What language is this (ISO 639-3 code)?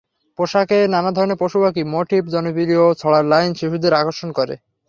ben